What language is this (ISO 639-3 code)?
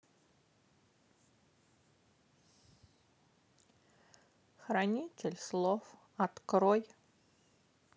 rus